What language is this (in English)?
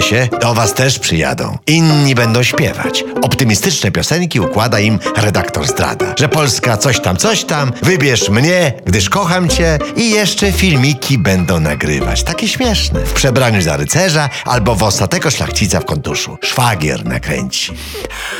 Polish